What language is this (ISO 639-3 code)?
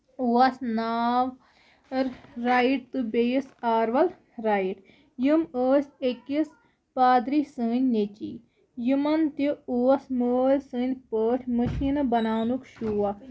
kas